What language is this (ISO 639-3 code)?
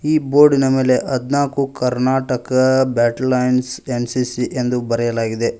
kan